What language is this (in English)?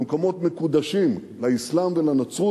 Hebrew